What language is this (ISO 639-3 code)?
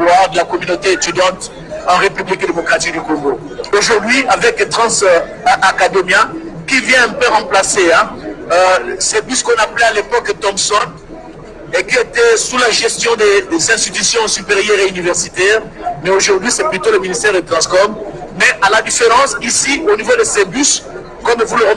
fra